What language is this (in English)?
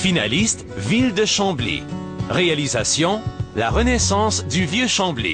French